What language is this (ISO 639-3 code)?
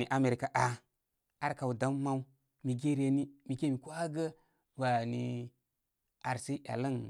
kmy